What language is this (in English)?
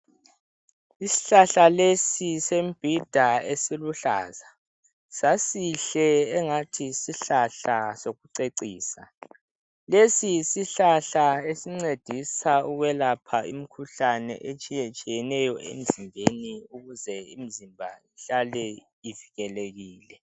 North Ndebele